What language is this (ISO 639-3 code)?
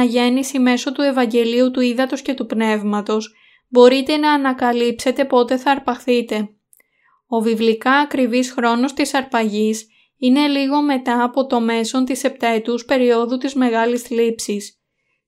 ell